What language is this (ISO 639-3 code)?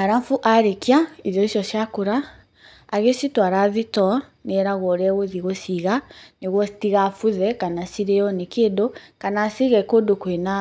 kik